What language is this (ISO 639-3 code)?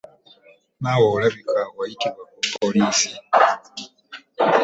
lug